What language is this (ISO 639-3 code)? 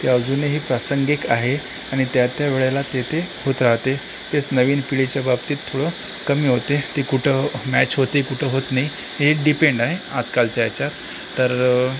mar